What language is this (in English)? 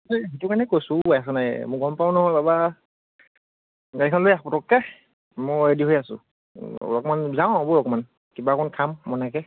Assamese